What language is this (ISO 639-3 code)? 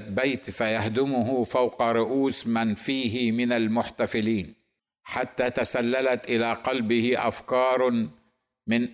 ara